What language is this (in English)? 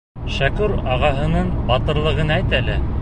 Bashkir